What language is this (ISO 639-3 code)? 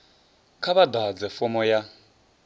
ven